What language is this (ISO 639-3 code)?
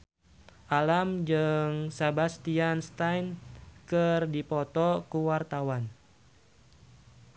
sun